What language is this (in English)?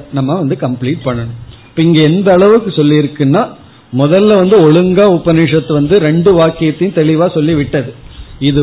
Tamil